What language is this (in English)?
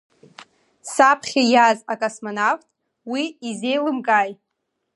Abkhazian